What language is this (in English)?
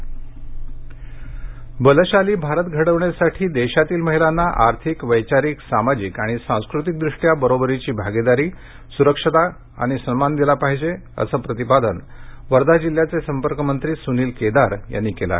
Marathi